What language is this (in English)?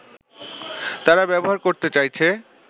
Bangla